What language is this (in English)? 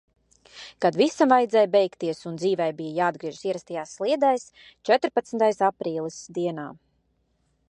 Latvian